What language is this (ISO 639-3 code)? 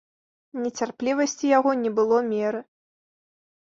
bel